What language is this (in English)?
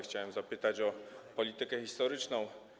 Polish